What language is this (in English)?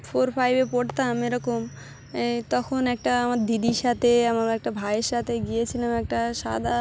Bangla